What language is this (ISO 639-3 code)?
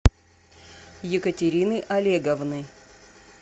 rus